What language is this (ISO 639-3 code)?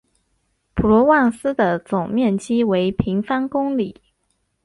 zho